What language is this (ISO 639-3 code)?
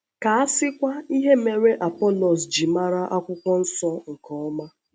ibo